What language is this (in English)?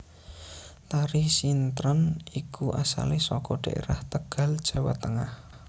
Javanese